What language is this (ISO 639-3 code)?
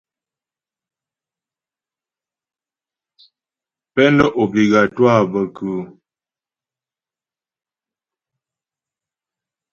bbj